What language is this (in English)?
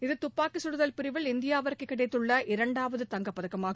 Tamil